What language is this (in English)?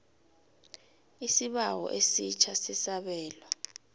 South Ndebele